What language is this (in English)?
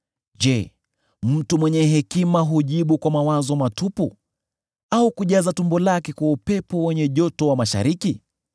Swahili